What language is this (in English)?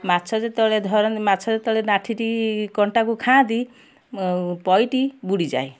Odia